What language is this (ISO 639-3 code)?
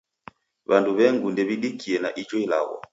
dav